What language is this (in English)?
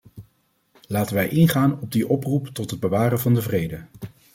Dutch